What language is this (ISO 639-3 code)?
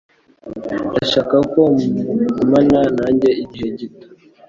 kin